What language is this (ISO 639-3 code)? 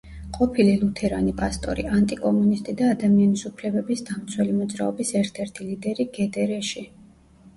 kat